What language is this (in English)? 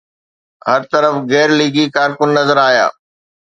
Sindhi